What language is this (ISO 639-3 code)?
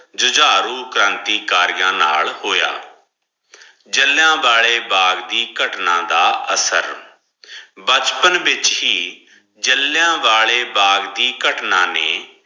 pan